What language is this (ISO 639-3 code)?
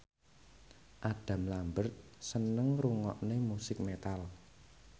jav